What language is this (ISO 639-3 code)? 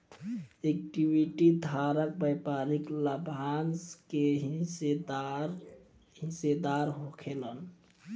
bho